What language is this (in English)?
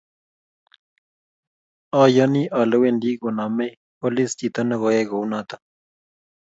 Kalenjin